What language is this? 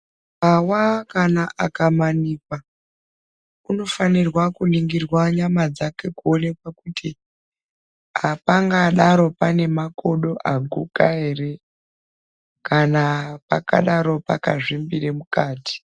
Ndau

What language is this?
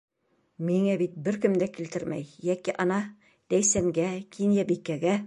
Bashkir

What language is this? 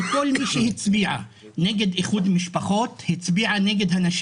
Hebrew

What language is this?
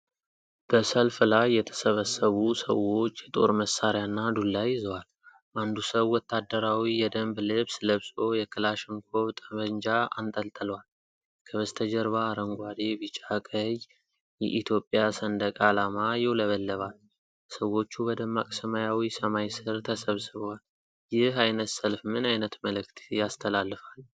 Amharic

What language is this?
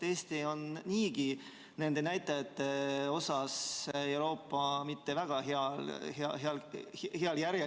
Estonian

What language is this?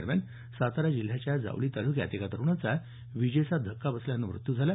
Marathi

